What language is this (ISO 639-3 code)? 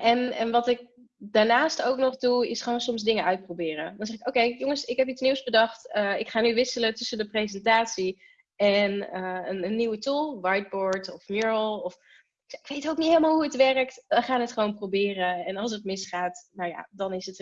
nld